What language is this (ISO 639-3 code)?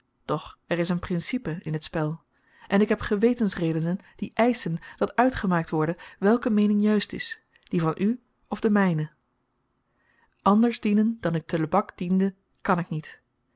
nld